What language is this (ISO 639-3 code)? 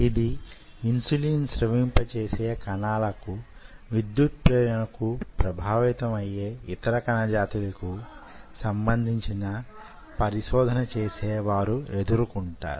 tel